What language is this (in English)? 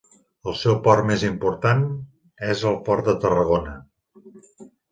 Catalan